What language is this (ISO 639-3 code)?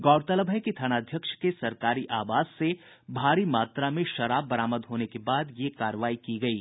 hin